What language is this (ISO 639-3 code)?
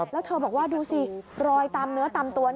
tha